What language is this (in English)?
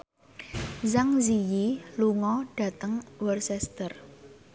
Javanese